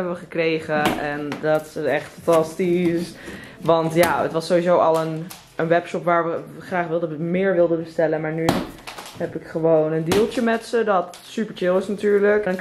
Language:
Dutch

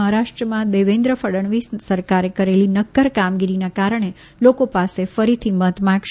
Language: Gujarati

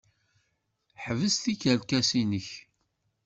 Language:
Kabyle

